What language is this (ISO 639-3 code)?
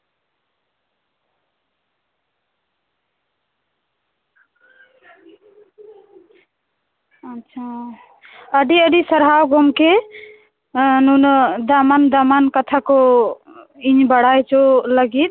sat